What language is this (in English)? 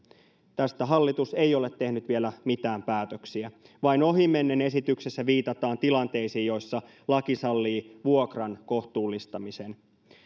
Finnish